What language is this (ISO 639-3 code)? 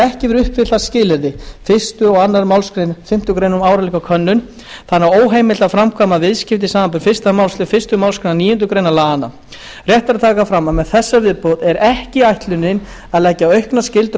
isl